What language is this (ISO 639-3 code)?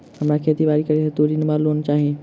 mai